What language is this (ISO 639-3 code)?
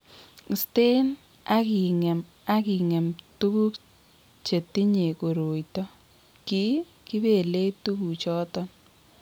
kln